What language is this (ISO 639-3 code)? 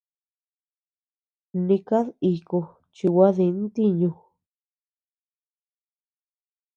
cux